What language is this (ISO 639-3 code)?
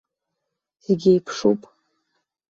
abk